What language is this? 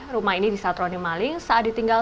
Indonesian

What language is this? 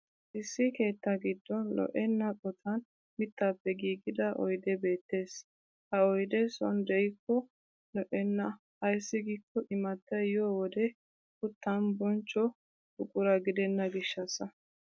Wolaytta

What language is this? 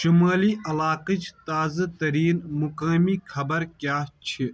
Kashmiri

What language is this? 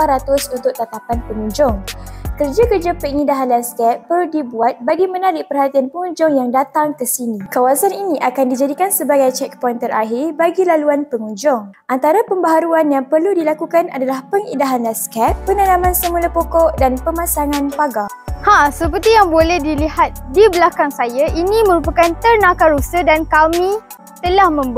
Malay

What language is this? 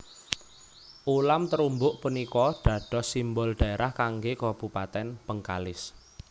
Javanese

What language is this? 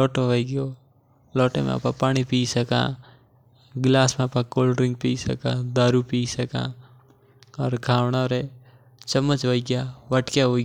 Mewari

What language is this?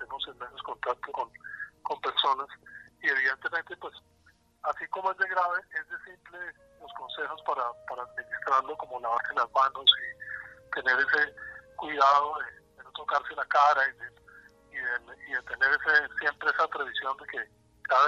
Spanish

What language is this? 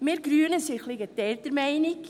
Swiss German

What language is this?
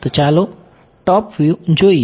Gujarati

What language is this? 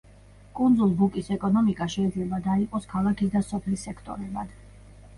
Georgian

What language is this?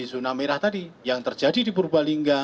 Indonesian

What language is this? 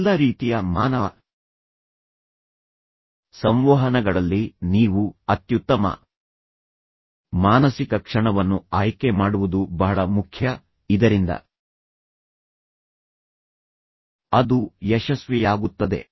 Kannada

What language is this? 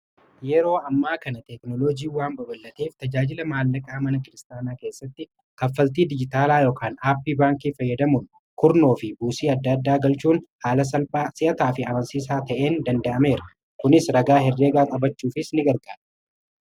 Oromo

